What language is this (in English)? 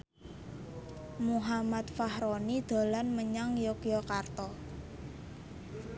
Javanese